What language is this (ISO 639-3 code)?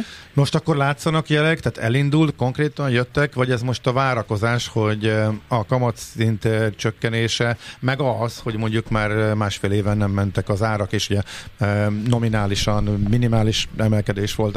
hun